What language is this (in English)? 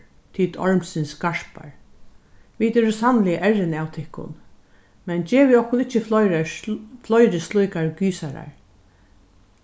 Faroese